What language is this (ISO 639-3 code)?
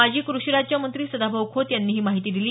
mar